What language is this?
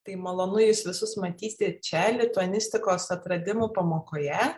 Lithuanian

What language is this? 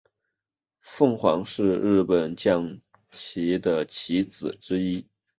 Chinese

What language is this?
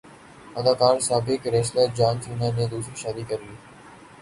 Urdu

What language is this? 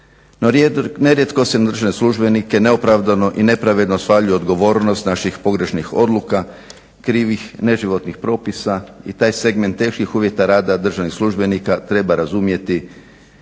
Croatian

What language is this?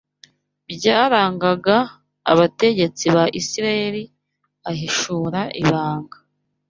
Kinyarwanda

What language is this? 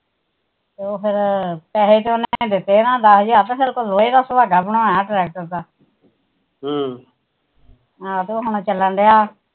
Punjabi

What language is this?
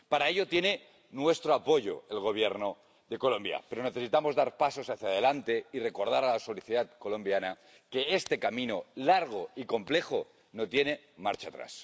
Spanish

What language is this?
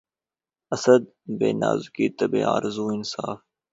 Urdu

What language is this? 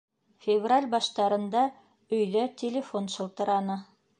Bashkir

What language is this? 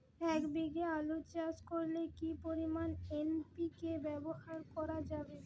Bangla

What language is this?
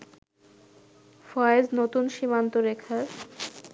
Bangla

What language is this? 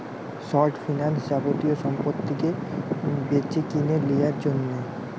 Bangla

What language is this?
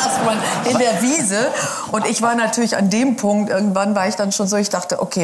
German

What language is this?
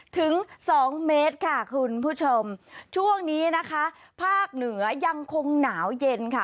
Thai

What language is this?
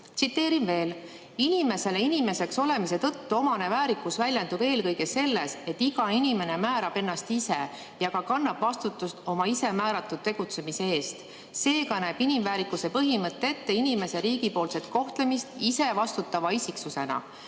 Estonian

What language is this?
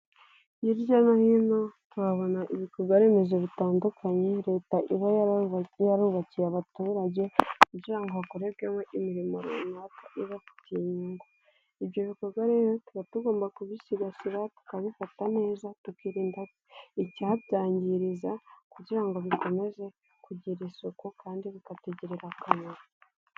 Kinyarwanda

